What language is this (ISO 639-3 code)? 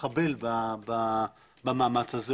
heb